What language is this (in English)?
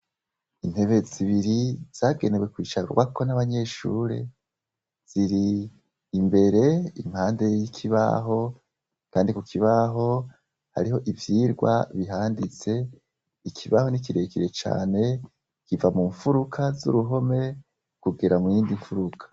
Rundi